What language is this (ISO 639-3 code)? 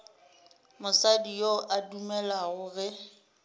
nso